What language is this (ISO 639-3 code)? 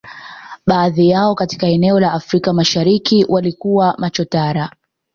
swa